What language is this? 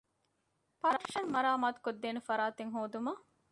Divehi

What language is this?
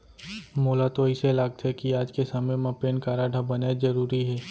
Chhattisgarhi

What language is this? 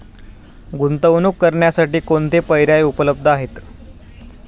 Marathi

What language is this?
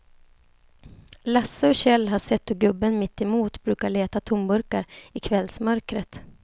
Swedish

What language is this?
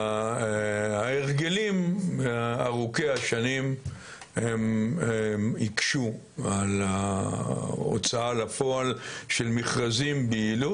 Hebrew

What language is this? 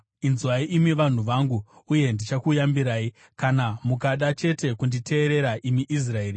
Shona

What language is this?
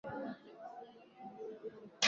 Swahili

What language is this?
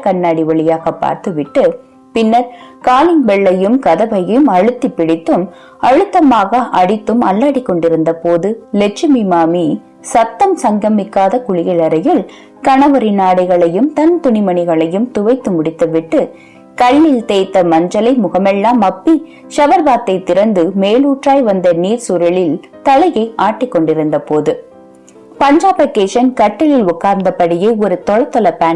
Tamil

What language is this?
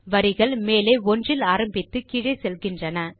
Tamil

